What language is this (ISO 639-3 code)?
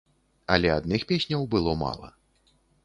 bel